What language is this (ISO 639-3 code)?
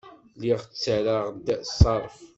kab